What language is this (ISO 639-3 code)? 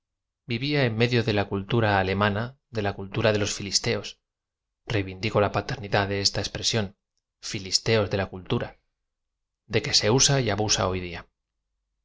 spa